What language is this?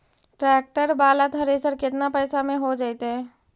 Magahi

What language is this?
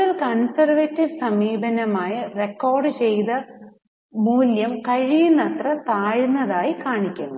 Malayalam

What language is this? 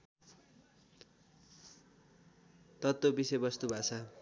Nepali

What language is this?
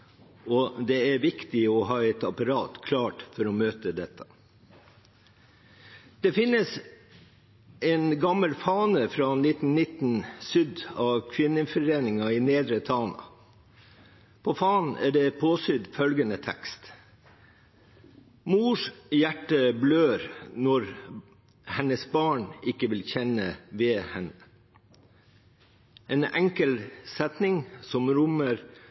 Norwegian Bokmål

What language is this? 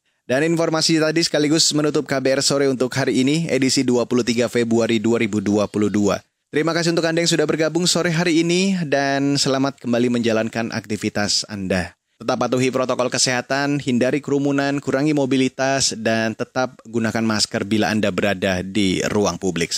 Indonesian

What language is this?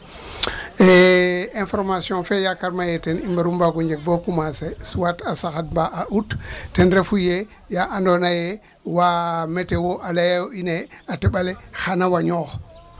Serer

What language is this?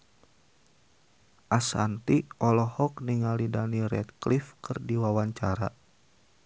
Sundanese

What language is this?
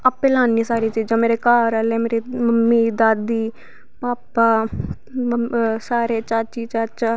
Dogri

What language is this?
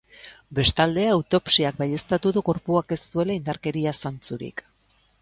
Basque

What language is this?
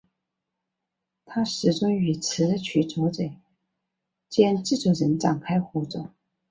Chinese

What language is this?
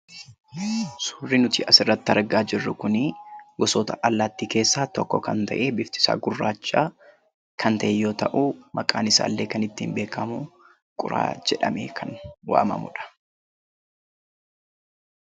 Oromo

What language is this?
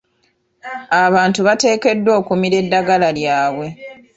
Ganda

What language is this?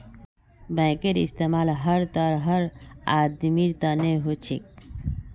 Magahi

